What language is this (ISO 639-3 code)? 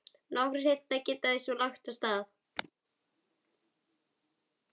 isl